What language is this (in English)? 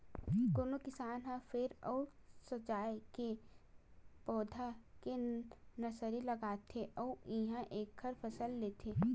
Chhattisgarhi